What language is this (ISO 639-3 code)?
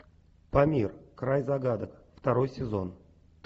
rus